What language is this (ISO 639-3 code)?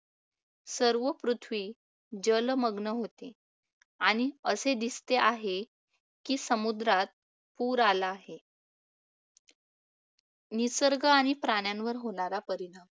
mar